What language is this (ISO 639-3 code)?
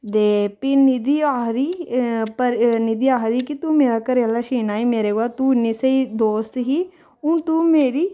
doi